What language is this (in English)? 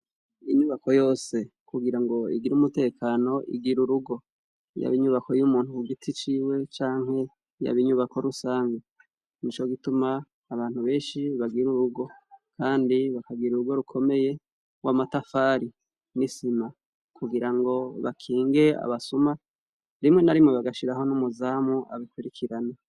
Rundi